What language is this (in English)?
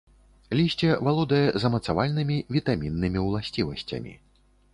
Belarusian